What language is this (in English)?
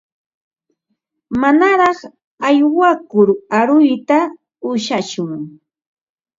Ambo-Pasco Quechua